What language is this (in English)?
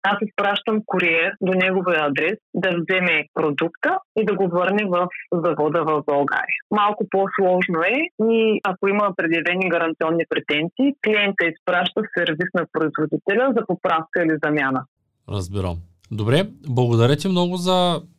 Bulgarian